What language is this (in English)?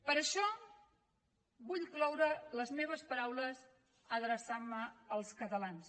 Catalan